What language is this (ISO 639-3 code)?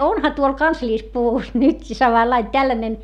fin